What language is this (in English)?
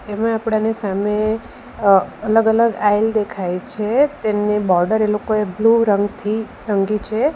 Gujarati